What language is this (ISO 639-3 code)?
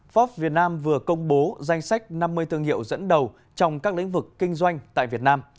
vie